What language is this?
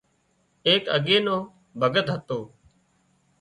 Wadiyara Koli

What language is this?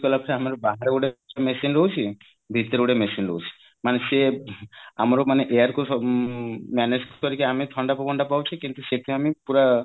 Odia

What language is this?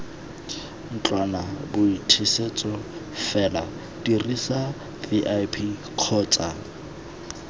Tswana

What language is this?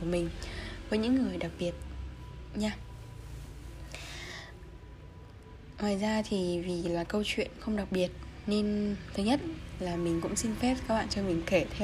Vietnamese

